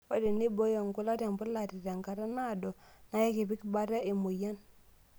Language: Masai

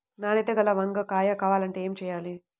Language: Telugu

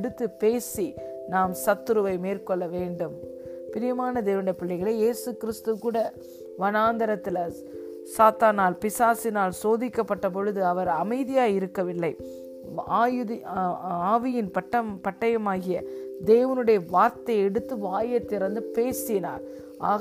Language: Tamil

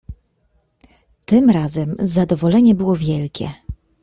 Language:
Polish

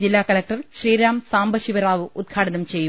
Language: Malayalam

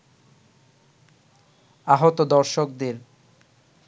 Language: Bangla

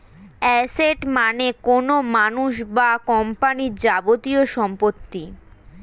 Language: Bangla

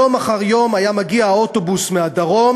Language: Hebrew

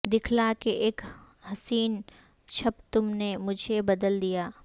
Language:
Urdu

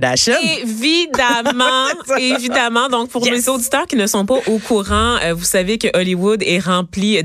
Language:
French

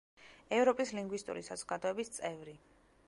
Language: Georgian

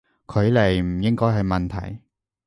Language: Cantonese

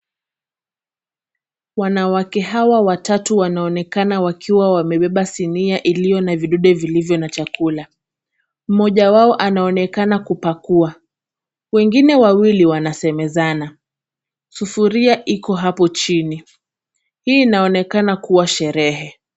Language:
Swahili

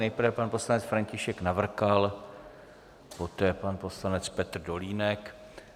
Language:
Czech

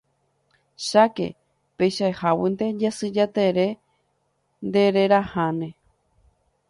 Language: Guarani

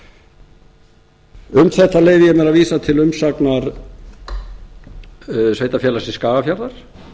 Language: Icelandic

